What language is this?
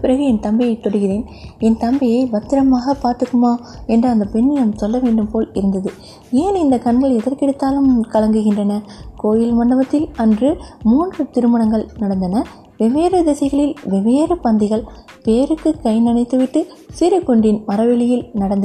Tamil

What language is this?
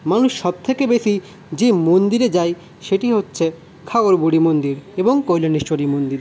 Bangla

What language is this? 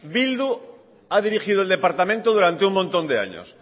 Spanish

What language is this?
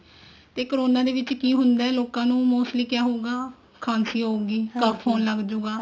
Punjabi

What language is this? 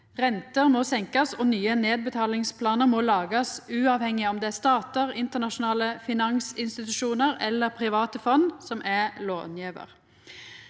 Norwegian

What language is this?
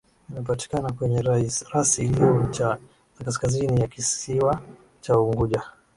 Swahili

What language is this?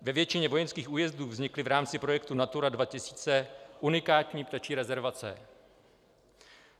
Czech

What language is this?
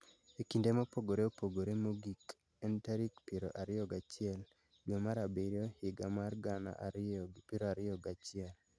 Luo (Kenya and Tanzania)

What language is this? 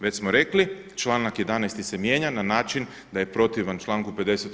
Croatian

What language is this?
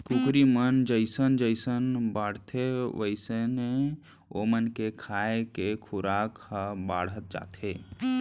Chhattisgarhi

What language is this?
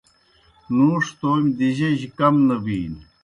Kohistani Shina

